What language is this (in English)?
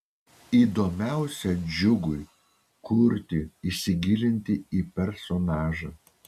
Lithuanian